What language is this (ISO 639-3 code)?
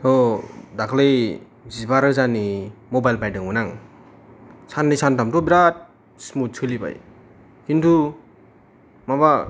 brx